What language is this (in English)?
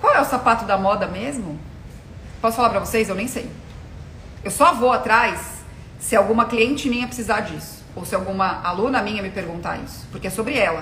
Portuguese